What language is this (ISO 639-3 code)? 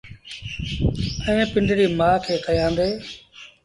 sbn